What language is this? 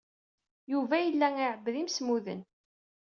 Kabyle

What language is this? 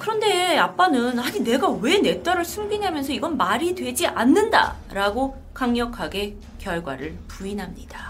Korean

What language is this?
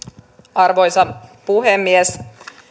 Finnish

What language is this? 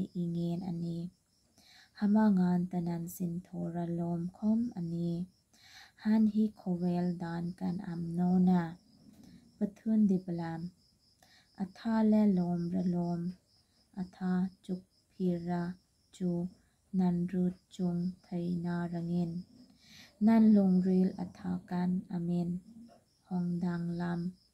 Thai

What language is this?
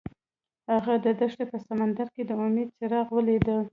Pashto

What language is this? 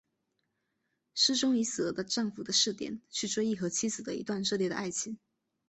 Chinese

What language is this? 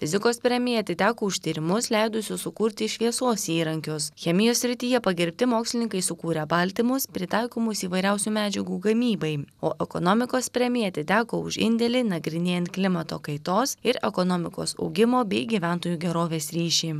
Lithuanian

